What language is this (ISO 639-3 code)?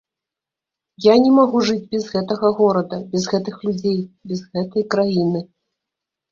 bel